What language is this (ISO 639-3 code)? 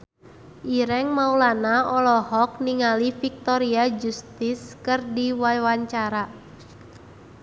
sun